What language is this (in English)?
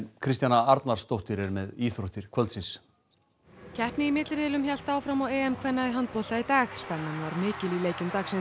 Icelandic